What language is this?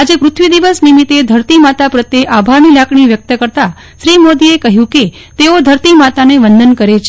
Gujarati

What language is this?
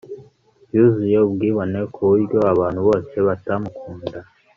Kinyarwanda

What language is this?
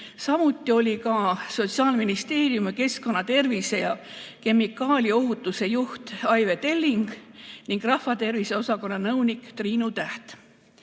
Estonian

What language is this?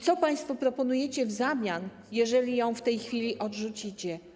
Polish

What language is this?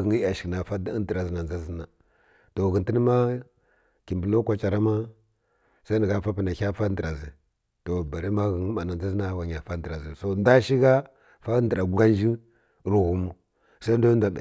Kirya-Konzəl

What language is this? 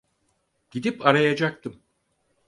Turkish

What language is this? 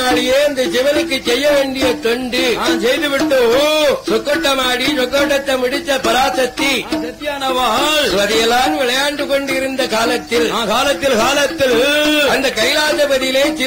Arabic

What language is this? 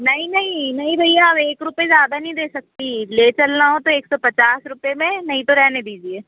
Hindi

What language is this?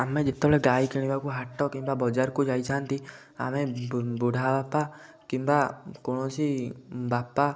Odia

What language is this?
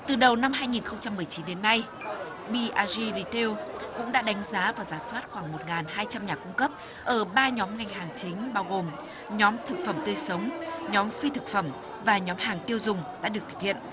Vietnamese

